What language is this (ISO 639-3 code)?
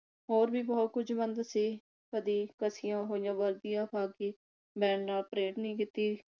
pan